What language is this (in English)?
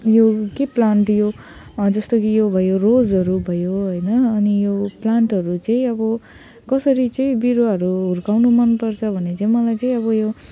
Nepali